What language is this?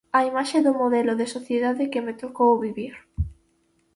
Galician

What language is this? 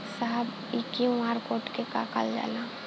Bhojpuri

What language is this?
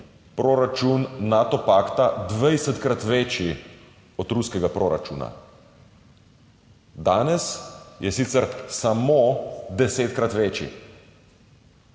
Slovenian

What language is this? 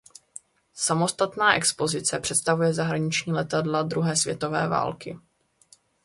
Czech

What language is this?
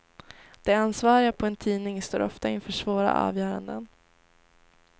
Swedish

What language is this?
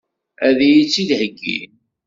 Kabyle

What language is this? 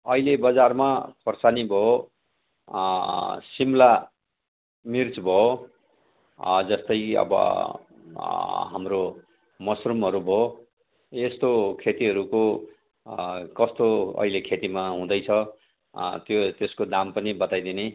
Nepali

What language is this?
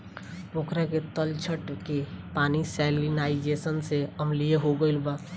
Bhojpuri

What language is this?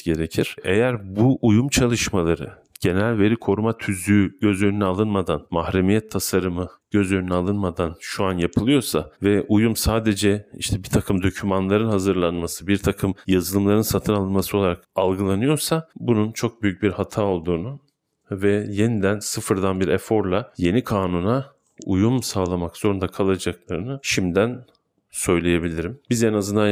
Turkish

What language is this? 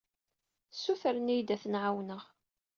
Kabyle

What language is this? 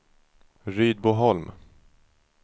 Swedish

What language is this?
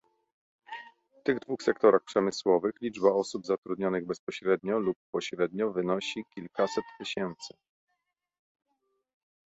Polish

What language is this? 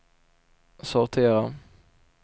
Swedish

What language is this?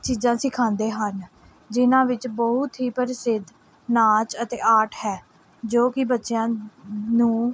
Punjabi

